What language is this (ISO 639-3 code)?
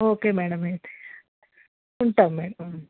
tel